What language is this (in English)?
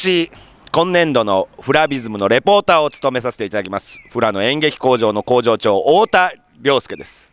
Japanese